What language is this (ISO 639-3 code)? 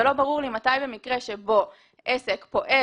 heb